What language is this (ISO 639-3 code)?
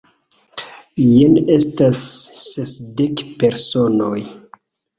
epo